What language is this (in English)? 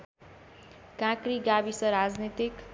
Nepali